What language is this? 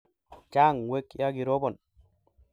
Kalenjin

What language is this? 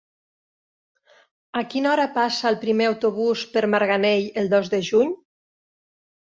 Catalan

